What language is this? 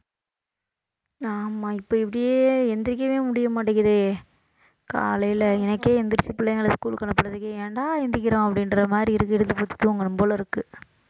Tamil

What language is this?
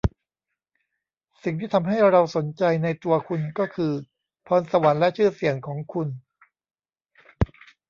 Thai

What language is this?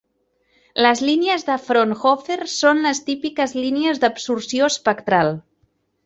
Catalan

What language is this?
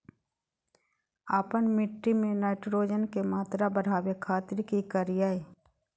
Magahi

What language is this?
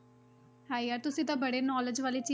Punjabi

